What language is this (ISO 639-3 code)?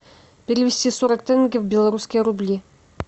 rus